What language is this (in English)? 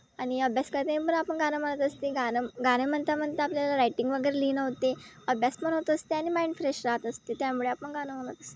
Marathi